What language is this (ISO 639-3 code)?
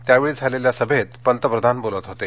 mar